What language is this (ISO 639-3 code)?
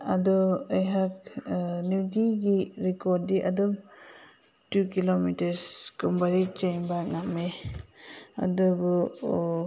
mni